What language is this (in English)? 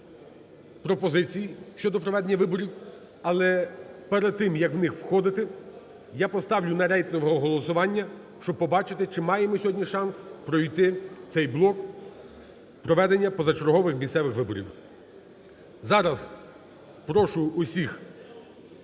Ukrainian